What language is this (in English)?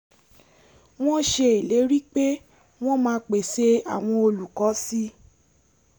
Yoruba